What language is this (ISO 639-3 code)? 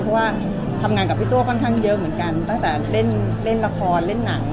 tha